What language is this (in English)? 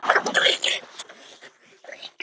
Icelandic